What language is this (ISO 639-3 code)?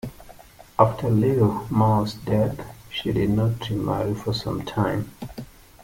eng